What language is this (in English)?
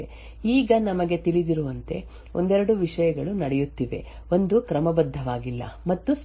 Kannada